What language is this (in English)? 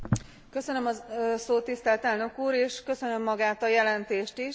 Hungarian